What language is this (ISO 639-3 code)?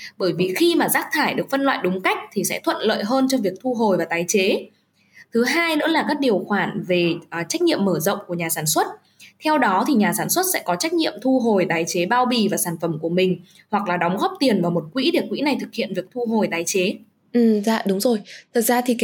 vie